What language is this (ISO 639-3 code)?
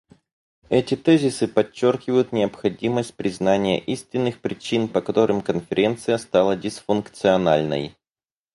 rus